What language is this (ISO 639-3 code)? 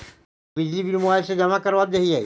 mag